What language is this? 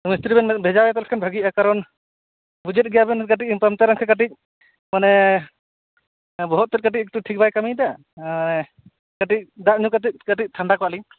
Santali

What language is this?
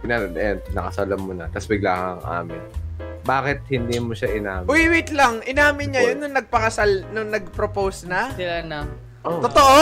Filipino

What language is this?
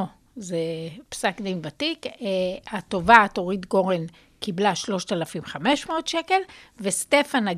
Hebrew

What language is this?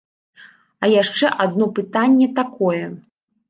Belarusian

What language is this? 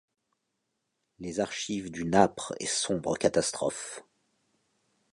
French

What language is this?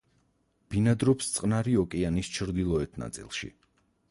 Georgian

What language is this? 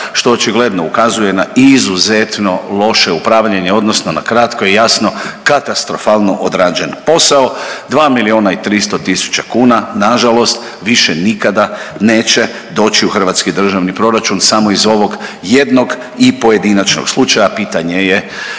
Croatian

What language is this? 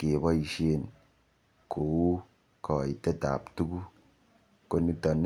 Kalenjin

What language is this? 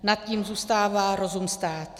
Czech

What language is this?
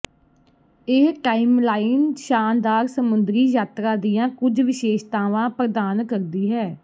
Punjabi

